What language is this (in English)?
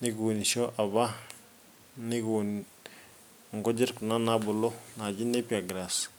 Masai